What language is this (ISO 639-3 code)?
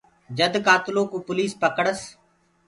ggg